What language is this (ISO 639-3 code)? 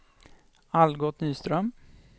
swe